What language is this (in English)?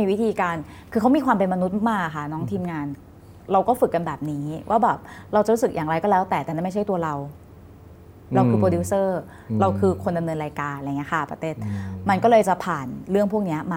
Thai